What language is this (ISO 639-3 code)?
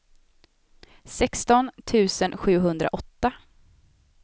swe